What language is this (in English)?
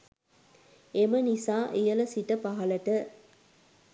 Sinhala